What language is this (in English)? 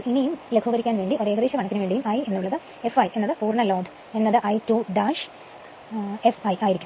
Malayalam